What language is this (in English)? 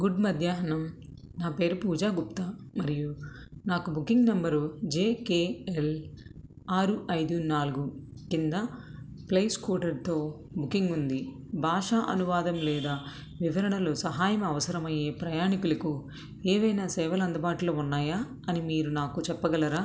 Telugu